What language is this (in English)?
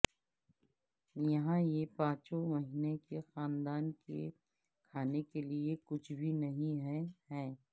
Urdu